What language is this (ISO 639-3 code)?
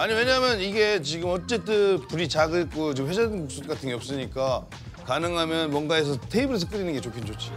kor